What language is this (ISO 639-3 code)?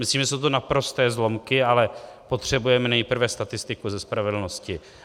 ces